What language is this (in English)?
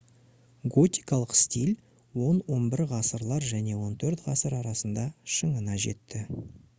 Kazakh